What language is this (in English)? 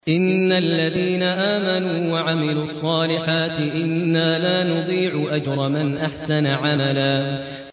Arabic